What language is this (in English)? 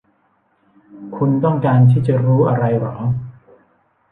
Thai